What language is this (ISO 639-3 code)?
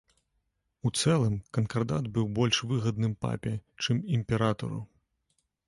bel